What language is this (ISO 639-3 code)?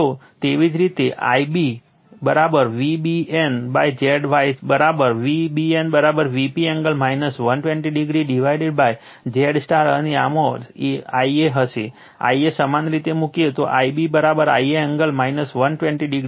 guj